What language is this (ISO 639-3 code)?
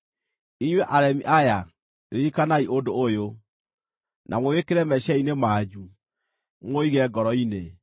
kik